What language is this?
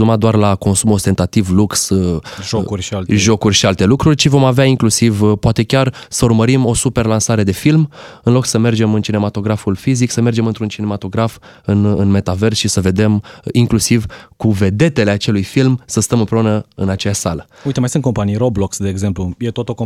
Romanian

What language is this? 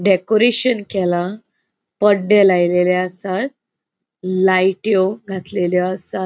Konkani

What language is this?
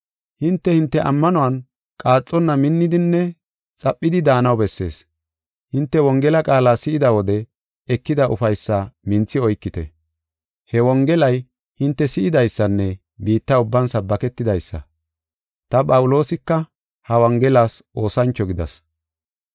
Gofa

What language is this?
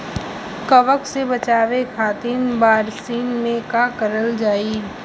Bhojpuri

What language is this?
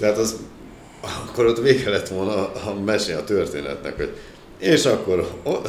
Hungarian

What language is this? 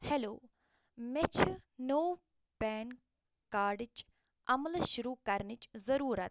Kashmiri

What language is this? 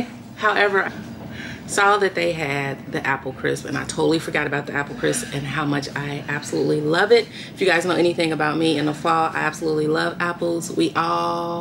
English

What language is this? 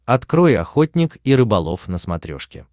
Russian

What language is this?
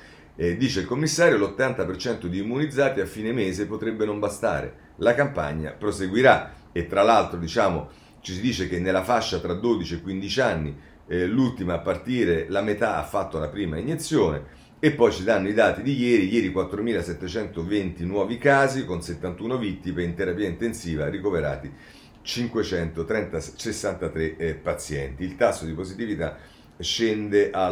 Italian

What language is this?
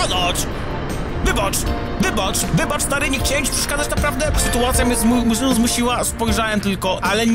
Polish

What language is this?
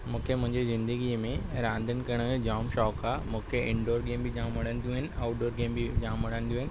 Sindhi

